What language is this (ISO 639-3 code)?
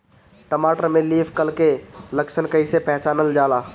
bho